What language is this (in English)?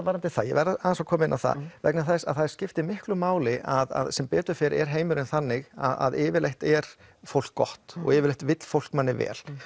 Icelandic